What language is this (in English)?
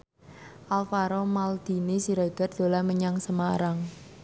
Javanese